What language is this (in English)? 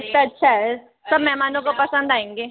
Hindi